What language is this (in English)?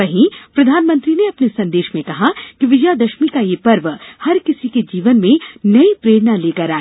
Hindi